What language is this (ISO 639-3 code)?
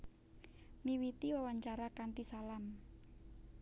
jav